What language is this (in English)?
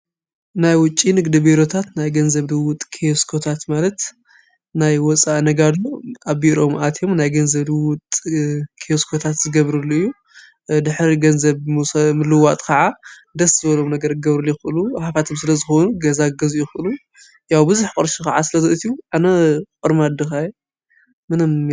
Tigrinya